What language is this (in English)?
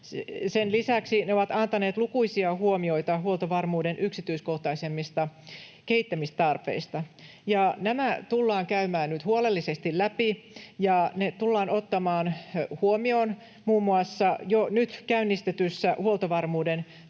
Finnish